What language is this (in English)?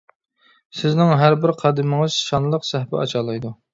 Uyghur